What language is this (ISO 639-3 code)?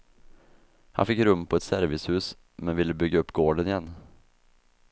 swe